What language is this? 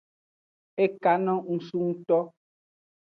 Aja (Benin)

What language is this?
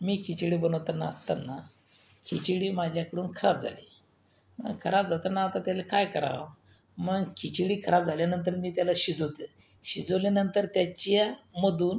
Marathi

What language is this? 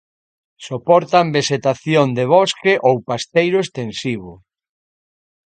Galician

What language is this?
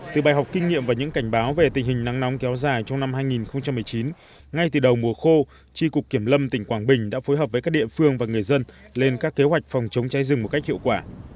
Vietnamese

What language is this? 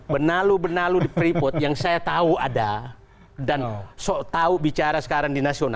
Indonesian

